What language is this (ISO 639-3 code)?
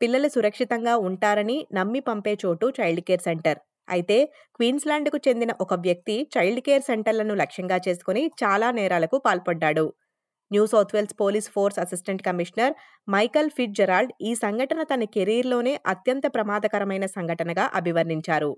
tel